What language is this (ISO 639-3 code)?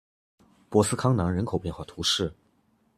zho